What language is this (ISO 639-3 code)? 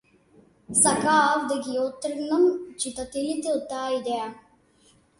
mkd